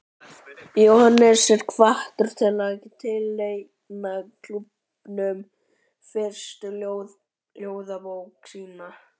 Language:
Icelandic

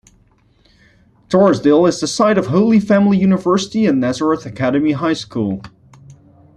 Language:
English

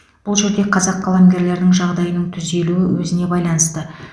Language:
Kazakh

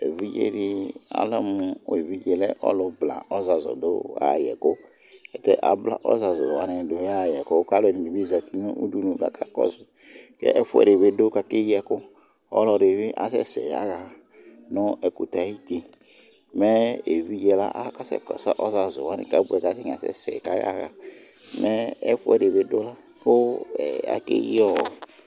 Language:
Ikposo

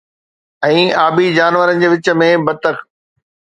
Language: Sindhi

